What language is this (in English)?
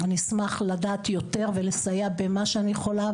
Hebrew